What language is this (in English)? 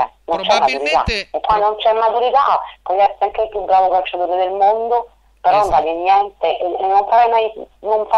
Italian